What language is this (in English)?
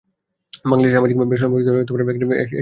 Bangla